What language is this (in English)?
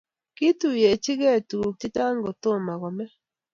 Kalenjin